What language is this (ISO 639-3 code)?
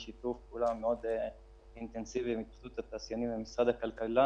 heb